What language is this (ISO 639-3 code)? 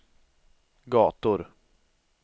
swe